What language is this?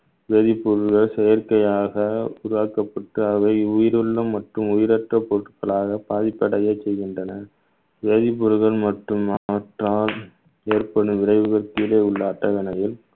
Tamil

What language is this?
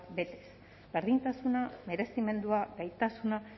Basque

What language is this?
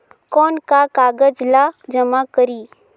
Chhattisgarhi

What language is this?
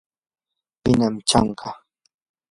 Yanahuanca Pasco Quechua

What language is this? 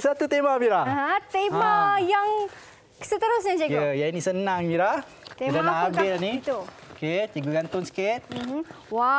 Malay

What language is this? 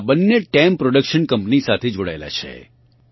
Gujarati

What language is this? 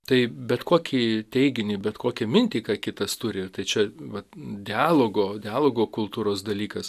Lithuanian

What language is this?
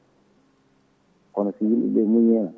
Fula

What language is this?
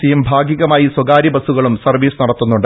Malayalam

